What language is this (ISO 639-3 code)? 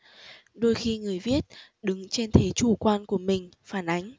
vie